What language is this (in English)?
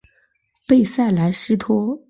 Chinese